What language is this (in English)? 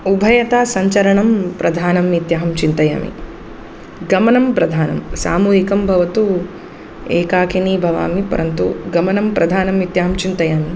Sanskrit